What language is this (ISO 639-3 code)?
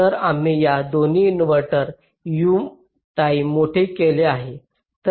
mar